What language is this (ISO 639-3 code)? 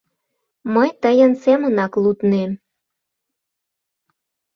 chm